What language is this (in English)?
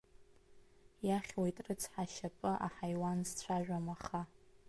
Abkhazian